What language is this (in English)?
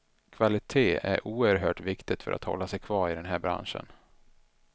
Swedish